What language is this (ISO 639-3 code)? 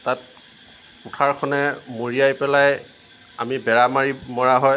asm